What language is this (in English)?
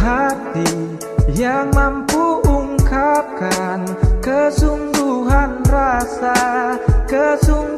Indonesian